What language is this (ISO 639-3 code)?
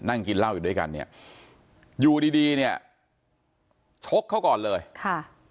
tha